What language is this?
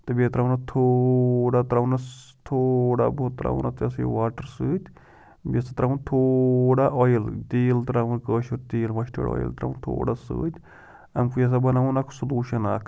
Kashmiri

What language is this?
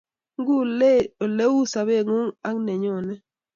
Kalenjin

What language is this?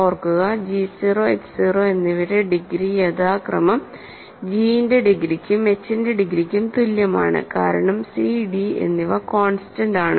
Malayalam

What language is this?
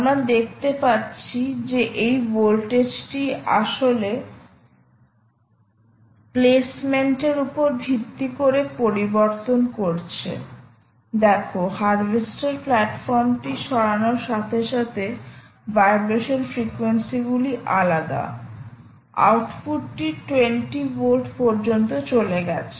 Bangla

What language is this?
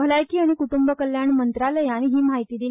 Konkani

